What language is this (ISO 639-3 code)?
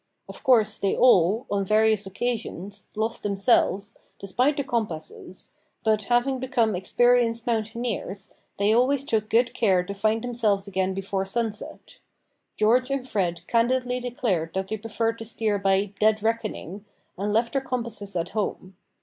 eng